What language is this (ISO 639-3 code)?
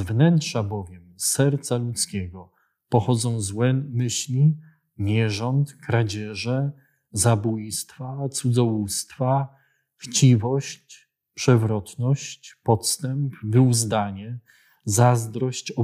pol